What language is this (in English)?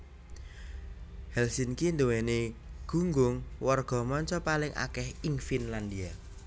Javanese